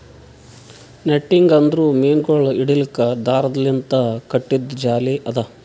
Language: Kannada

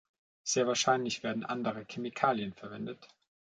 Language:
German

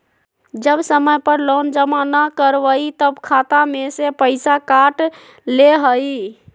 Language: Magahi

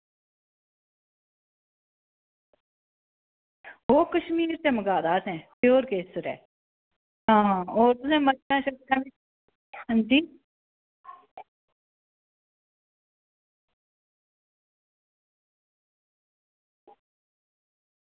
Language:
Dogri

